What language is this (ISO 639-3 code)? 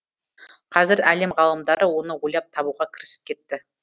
kaz